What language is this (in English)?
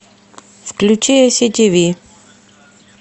Russian